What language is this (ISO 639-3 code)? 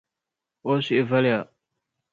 dag